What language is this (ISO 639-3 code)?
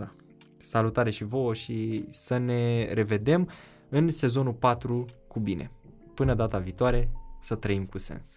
ron